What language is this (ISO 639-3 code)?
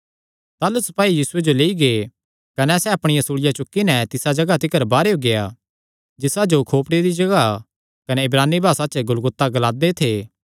xnr